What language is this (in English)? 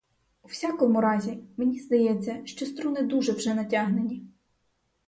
Ukrainian